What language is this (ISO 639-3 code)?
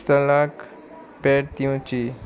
kok